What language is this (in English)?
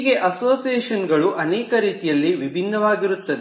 Kannada